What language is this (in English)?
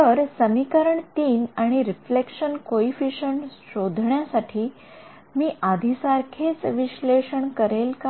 Marathi